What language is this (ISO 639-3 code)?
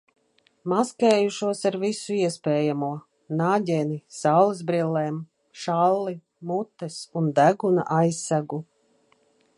lav